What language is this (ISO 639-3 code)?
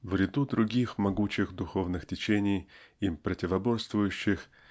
rus